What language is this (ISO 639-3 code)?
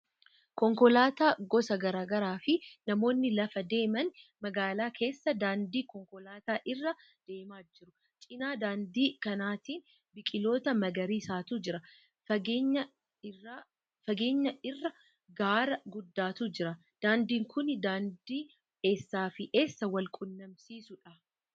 orm